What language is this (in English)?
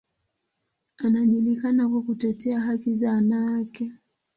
Swahili